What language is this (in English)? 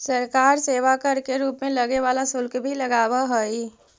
Magahi